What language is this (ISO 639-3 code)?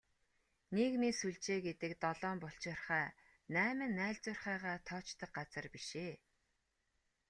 mon